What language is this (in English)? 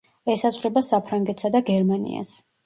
Georgian